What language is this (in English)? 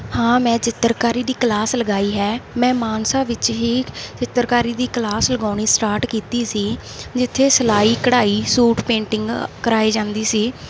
Punjabi